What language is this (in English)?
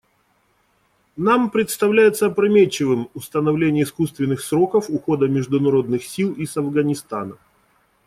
Russian